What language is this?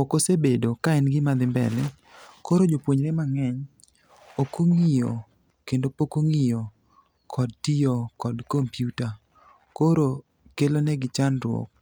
Luo (Kenya and Tanzania)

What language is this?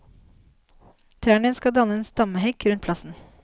Norwegian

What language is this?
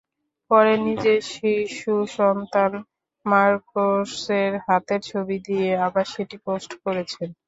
Bangla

